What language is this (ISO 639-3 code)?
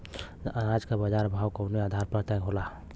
bho